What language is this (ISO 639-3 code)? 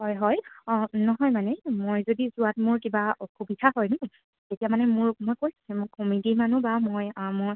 asm